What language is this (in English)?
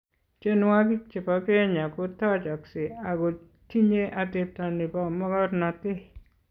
Kalenjin